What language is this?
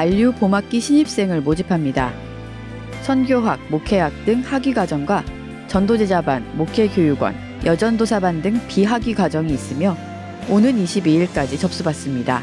Korean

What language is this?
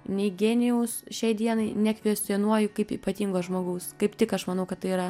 Lithuanian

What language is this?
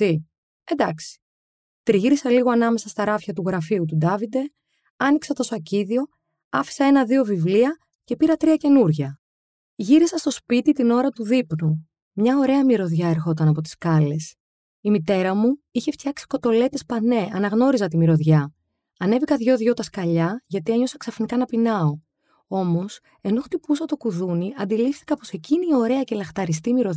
Greek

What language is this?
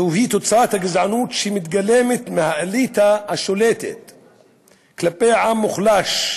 Hebrew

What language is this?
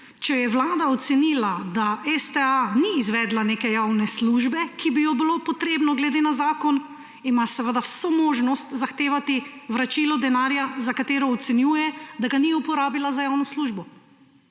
Slovenian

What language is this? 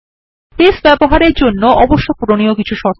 Bangla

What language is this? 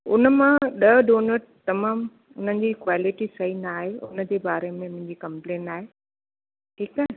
Sindhi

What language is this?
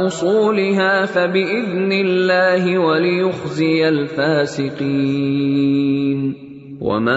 Urdu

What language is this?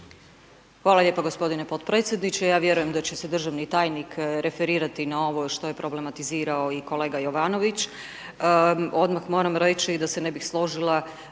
Croatian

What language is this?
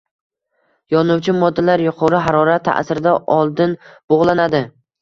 Uzbek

